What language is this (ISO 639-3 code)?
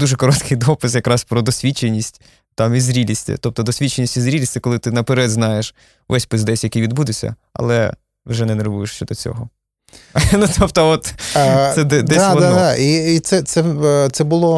ukr